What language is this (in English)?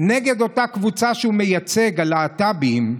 Hebrew